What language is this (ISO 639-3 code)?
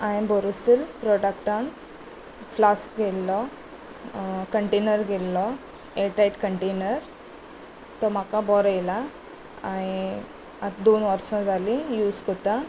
kok